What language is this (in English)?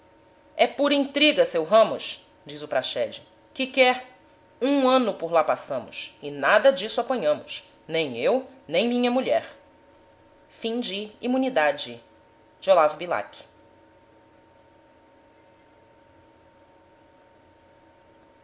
Portuguese